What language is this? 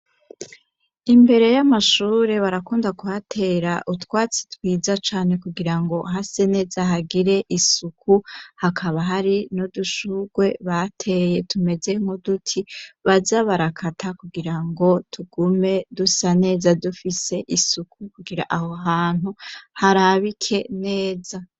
Rundi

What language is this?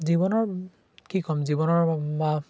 Assamese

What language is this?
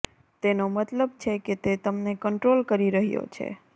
Gujarati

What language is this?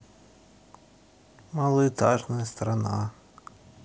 Russian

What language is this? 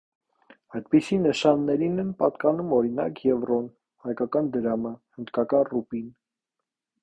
Armenian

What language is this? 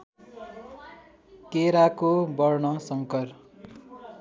Nepali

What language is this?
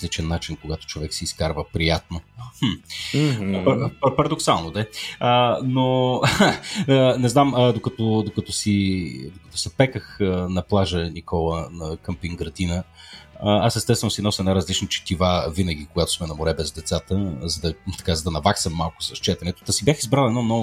Bulgarian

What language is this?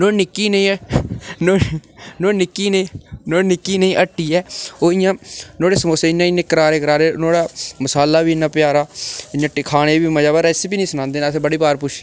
Dogri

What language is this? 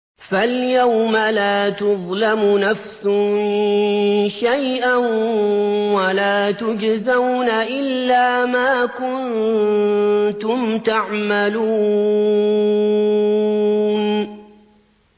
Arabic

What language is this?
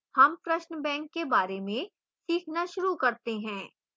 Hindi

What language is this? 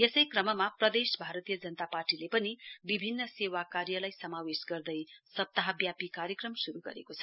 Nepali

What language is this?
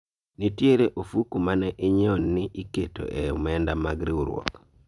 Luo (Kenya and Tanzania)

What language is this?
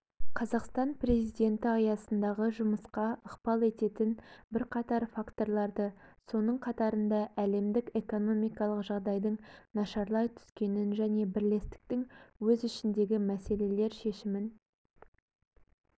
Kazakh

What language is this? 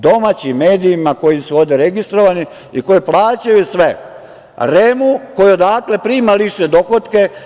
Serbian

